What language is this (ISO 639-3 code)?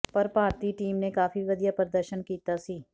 pan